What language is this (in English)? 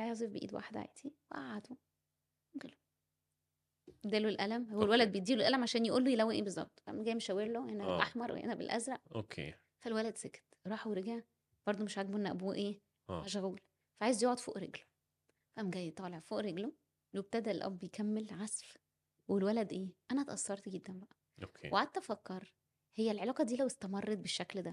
Arabic